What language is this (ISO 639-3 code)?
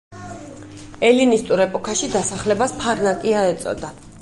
kat